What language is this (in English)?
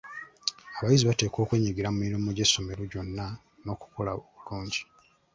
Ganda